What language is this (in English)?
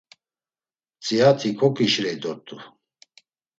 Laz